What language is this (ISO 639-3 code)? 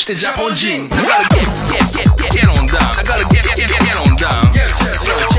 kor